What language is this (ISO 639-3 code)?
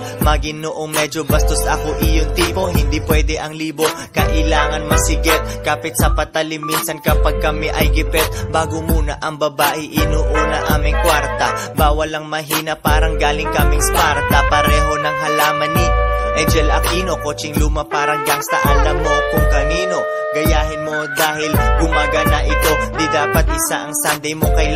fil